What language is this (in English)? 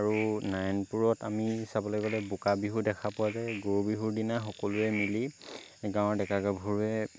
Assamese